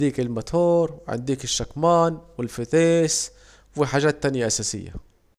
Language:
Saidi Arabic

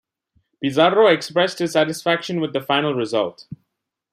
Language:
English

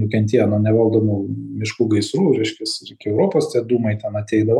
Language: Lithuanian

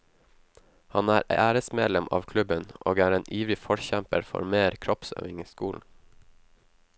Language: Norwegian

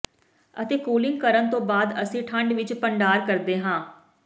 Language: Punjabi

